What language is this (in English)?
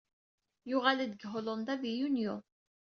Kabyle